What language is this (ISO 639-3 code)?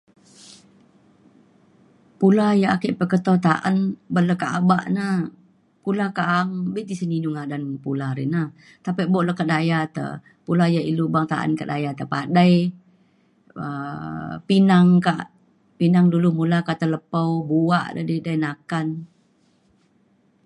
xkl